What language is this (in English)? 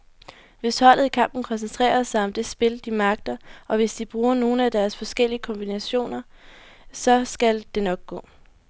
Danish